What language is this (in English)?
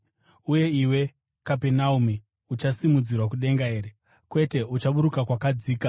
Shona